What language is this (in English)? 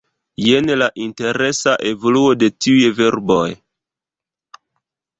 Esperanto